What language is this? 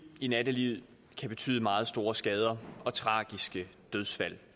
Danish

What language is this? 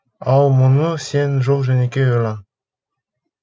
Kazakh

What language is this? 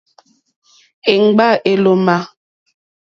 Mokpwe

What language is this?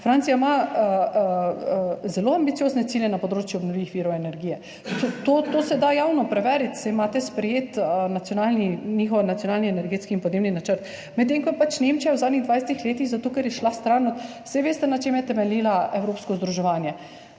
Slovenian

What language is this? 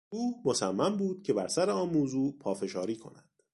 Persian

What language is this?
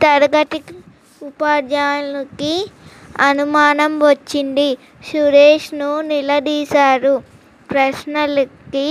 Telugu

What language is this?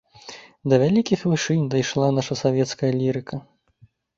Belarusian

